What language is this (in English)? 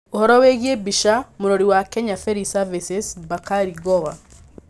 Kikuyu